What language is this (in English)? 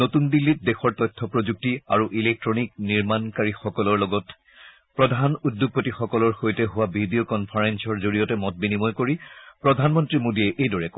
Assamese